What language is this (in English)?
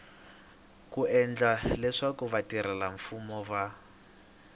Tsonga